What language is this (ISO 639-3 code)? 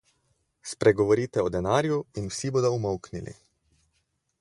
slv